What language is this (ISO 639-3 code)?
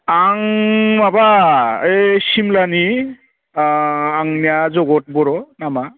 brx